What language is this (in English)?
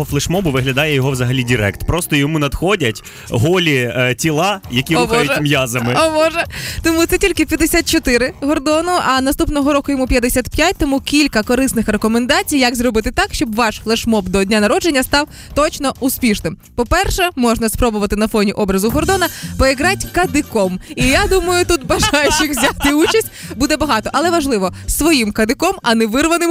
Ukrainian